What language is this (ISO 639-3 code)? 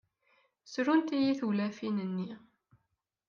kab